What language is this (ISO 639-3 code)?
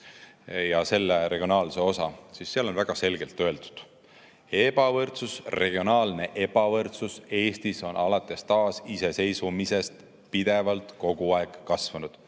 est